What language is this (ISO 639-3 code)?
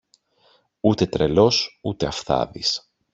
ell